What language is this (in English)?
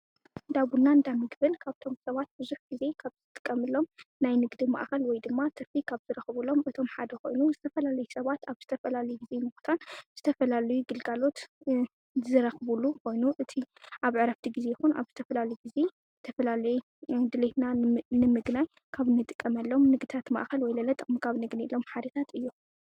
Tigrinya